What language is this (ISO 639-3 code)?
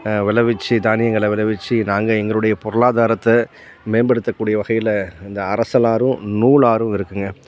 tam